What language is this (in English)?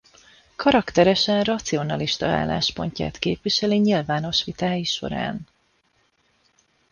Hungarian